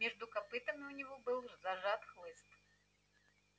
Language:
Russian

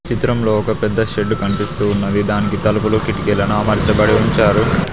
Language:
Telugu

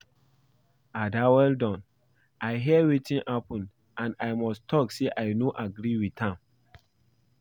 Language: Nigerian Pidgin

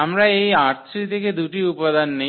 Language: Bangla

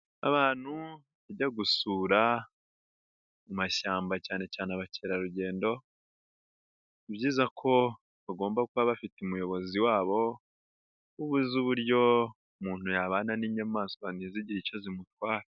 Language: Kinyarwanda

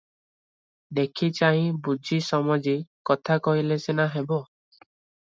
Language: Odia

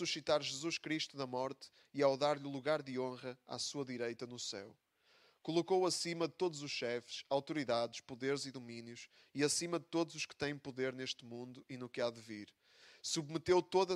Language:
Portuguese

